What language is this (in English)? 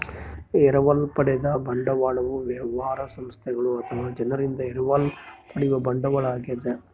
Kannada